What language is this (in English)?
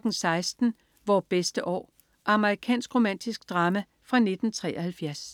Danish